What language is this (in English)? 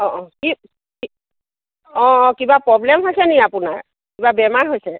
Assamese